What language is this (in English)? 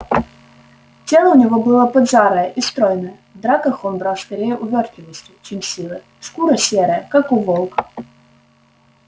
Russian